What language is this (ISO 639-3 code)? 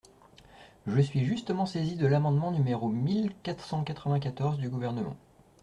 fra